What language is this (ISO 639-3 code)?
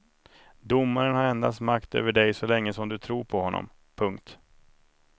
swe